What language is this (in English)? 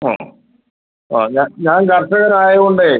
Malayalam